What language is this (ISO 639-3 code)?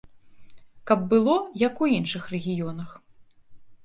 bel